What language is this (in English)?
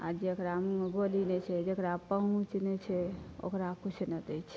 Maithili